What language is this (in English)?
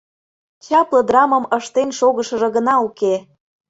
Mari